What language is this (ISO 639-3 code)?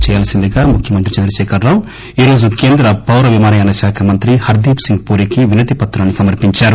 tel